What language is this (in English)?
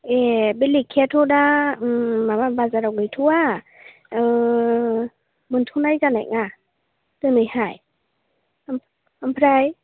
Bodo